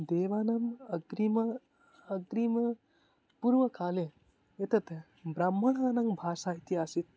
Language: Sanskrit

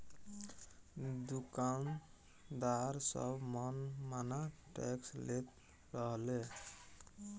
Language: Bhojpuri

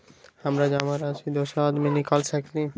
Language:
Magahi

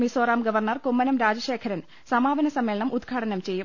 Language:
Malayalam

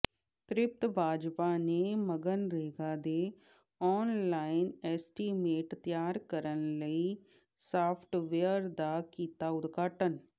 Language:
Punjabi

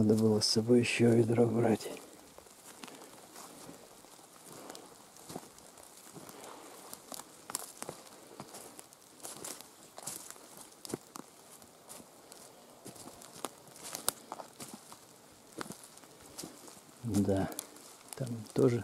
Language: Russian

